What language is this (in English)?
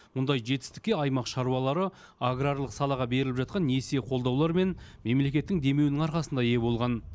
Kazakh